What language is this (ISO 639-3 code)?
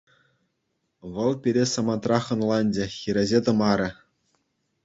chv